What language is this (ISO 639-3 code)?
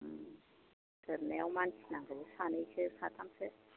brx